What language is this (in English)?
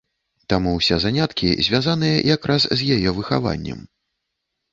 Belarusian